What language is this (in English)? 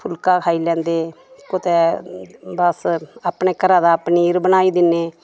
Dogri